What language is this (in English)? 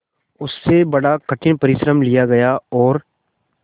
Hindi